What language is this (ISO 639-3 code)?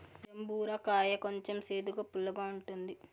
tel